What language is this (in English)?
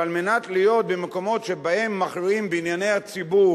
Hebrew